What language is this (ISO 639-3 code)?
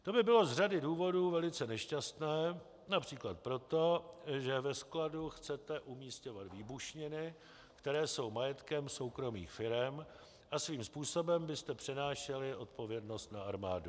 ces